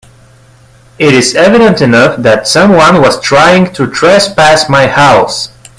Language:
English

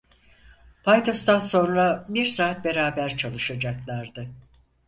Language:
Turkish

